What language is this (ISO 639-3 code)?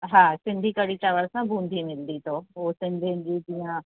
snd